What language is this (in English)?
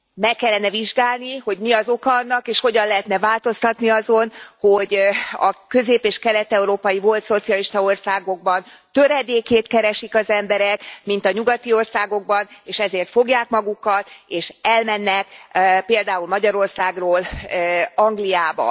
Hungarian